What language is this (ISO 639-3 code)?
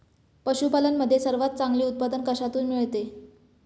mar